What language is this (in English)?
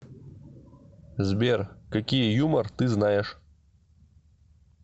Russian